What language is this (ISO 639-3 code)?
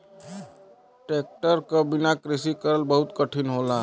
bho